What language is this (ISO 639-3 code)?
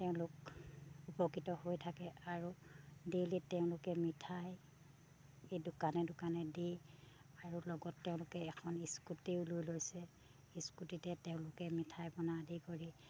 asm